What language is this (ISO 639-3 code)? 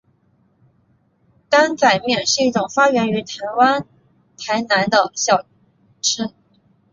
zho